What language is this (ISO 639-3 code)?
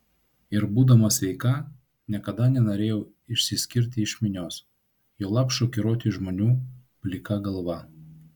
lit